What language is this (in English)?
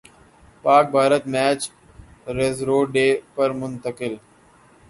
Urdu